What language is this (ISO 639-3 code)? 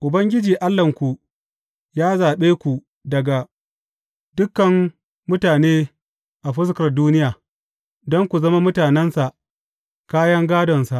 hau